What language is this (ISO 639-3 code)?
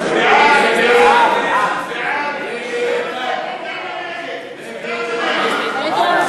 heb